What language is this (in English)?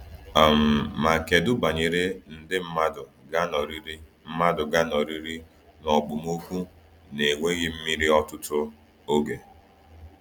Igbo